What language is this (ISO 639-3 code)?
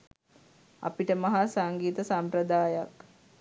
sin